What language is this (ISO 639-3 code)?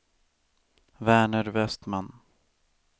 swe